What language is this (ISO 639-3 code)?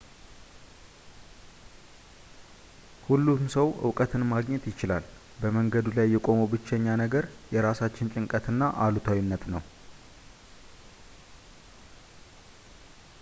amh